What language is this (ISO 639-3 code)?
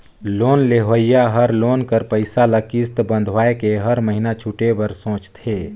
hne